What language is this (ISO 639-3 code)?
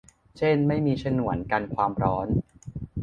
tha